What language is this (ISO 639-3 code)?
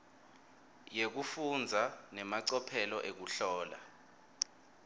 ssw